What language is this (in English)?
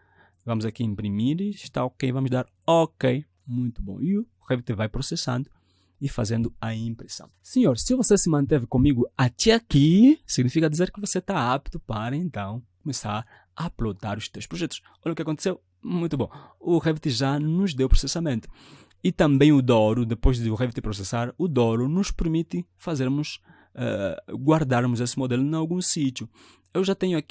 Portuguese